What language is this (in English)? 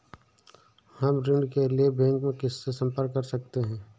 Hindi